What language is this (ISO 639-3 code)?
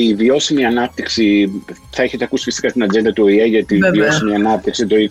ell